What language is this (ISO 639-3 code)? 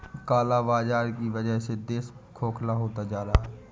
hin